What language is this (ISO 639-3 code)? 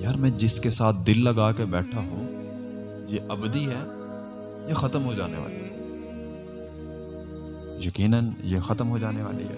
urd